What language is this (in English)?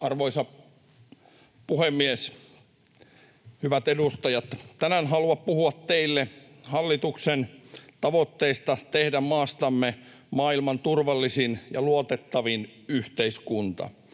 Finnish